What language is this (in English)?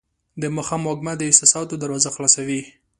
Pashto